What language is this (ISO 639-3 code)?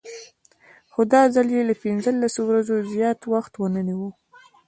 pus